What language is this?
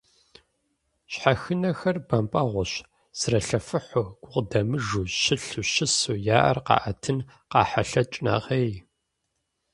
Kabardian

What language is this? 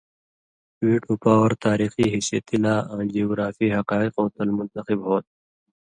Indus Kohistani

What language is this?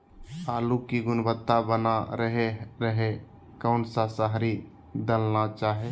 Magahi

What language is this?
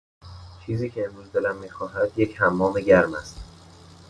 Persian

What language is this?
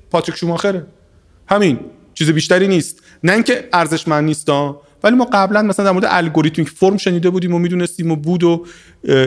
Persian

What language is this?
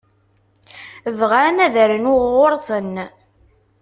Kabyle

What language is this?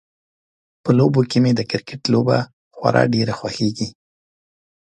Pashto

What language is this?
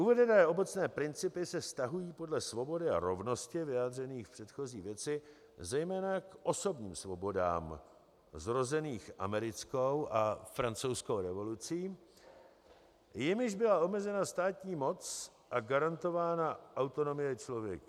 Czech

